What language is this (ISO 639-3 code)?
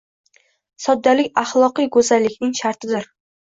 uzb